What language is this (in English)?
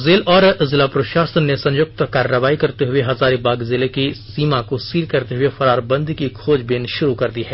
Hindi